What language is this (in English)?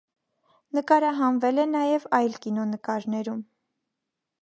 Armenian